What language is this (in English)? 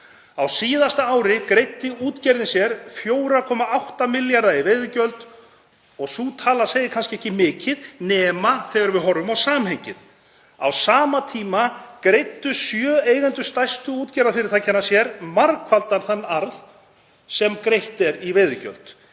Icelandic